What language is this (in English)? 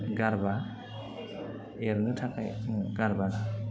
Bodo